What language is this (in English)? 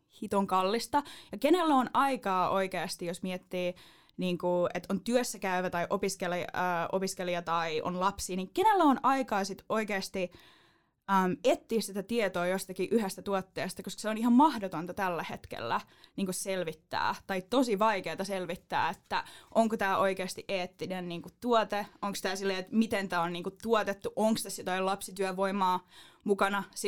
Finnish